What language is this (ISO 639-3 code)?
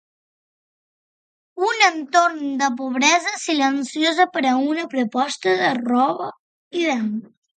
cat